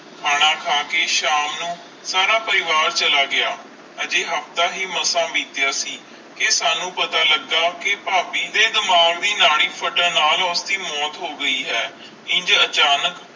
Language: Punjabi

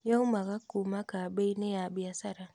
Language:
Kikuyu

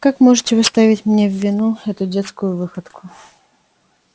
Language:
Russian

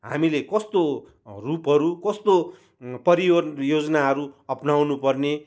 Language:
Nepali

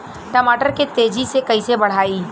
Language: Bhojpuri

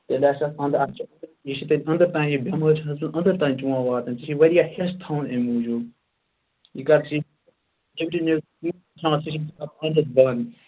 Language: Kashmiri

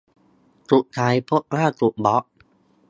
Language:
Thai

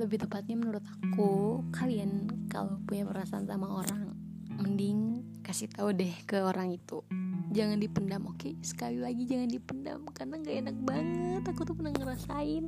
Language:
Indonesian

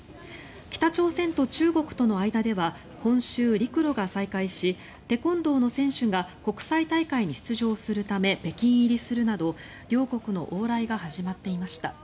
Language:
Japanese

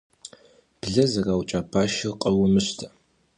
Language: Kabardian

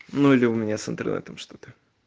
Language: Russian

